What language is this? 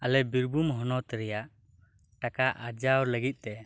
Santali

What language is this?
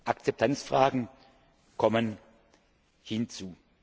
German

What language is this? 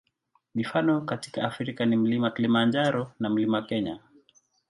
Swahili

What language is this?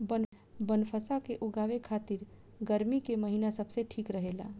Bhojpuri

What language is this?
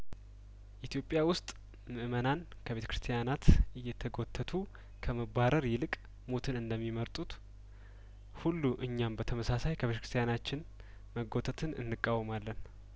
Amharic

